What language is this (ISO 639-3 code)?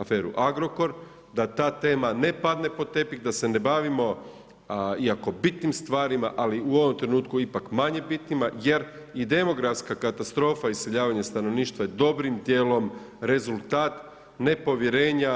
hrv